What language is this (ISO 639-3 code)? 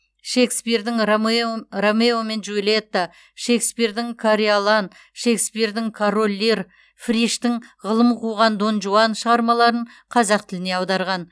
kaz